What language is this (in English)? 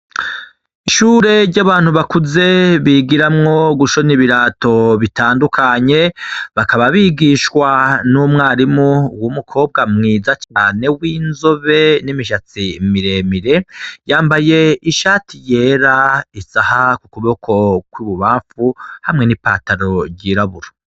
Rundi